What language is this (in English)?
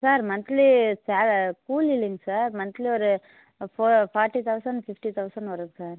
Tamil